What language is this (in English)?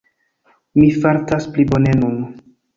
Esperanto